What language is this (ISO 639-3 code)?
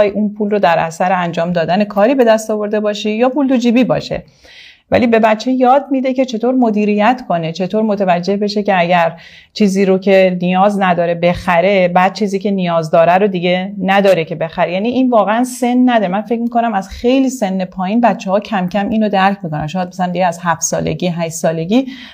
fas